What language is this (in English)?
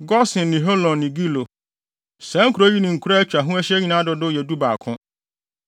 Akan